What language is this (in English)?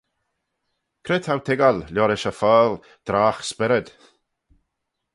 Manx